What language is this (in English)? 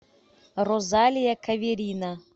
Russian